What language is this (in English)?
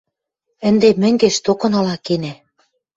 Western Mari